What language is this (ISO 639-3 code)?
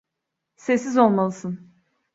tur